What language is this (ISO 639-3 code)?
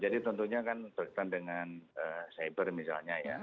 ind